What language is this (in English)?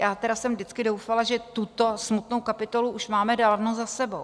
Czech